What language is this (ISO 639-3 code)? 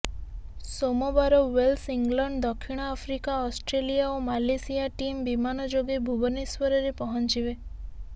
ori